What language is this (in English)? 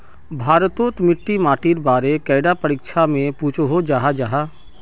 Magahi